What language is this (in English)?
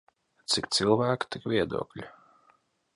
Latvian